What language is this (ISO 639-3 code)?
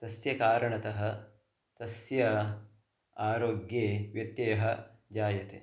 san